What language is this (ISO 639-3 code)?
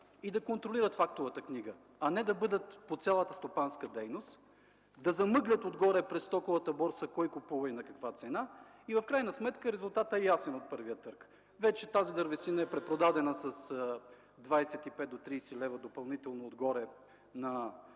bul